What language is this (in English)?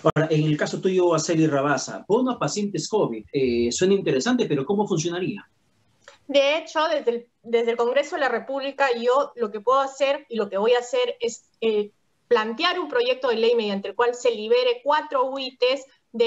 Spanish